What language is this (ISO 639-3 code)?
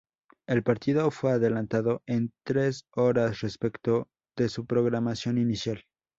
spa